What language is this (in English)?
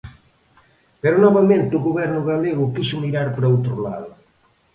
Galician